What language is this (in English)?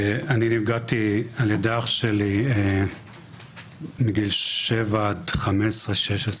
Hebrew